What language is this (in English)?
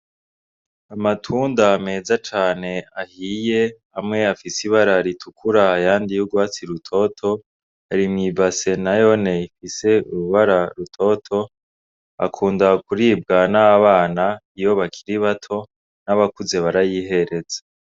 Rundi